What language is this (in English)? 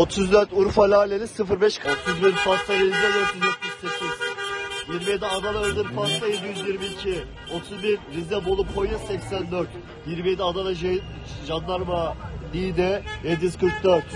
Turkish